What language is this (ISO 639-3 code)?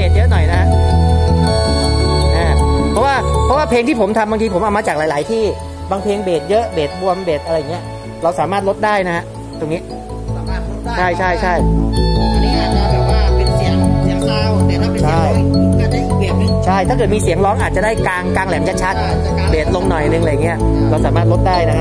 tha